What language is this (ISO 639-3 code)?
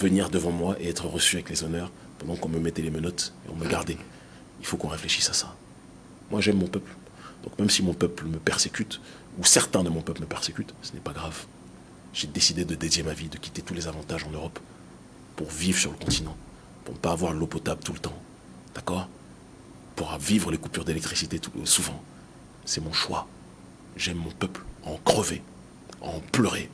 fra